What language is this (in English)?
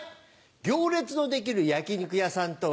Japanese